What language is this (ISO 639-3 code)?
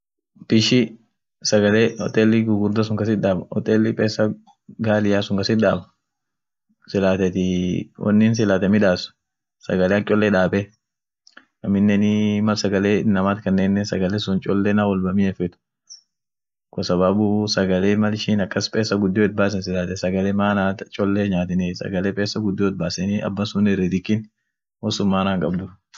orc